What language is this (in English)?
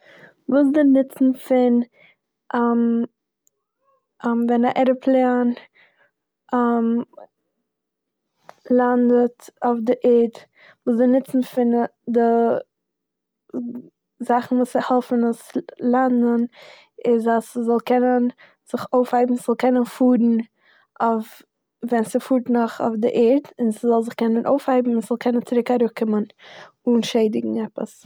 Yiddish